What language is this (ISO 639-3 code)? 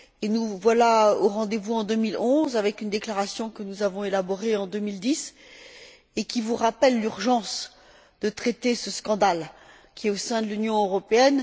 fra